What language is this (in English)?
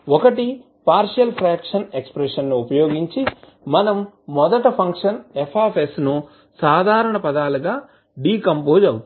Telugu